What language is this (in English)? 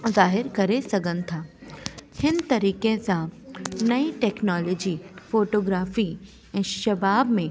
Sindhi